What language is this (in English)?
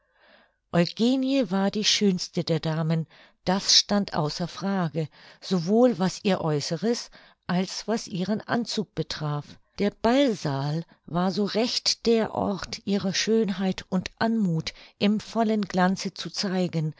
German